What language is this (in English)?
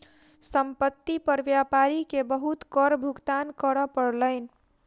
Maithili